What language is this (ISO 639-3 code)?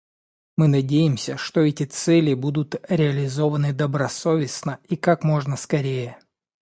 rus